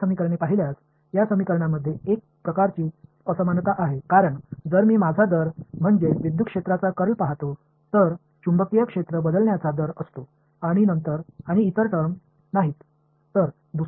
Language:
Tamil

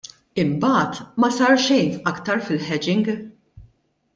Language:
Maltese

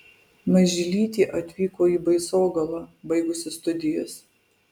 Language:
Lithuanian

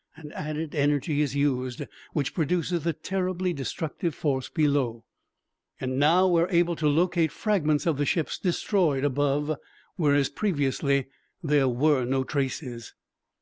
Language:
English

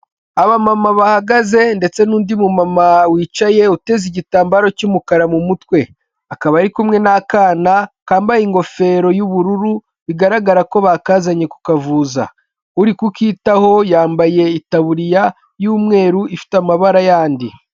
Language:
Kinyarwanda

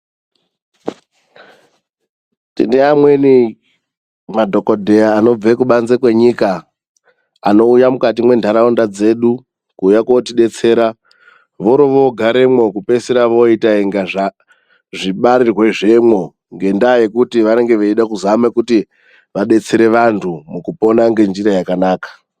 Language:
Ndau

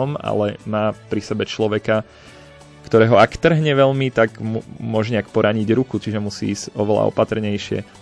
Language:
Slovak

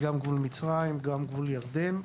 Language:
Hebrew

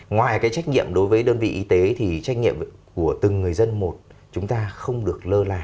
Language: Vietnamese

